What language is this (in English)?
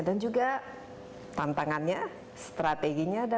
Indonesian